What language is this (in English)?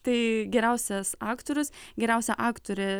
Lithuanian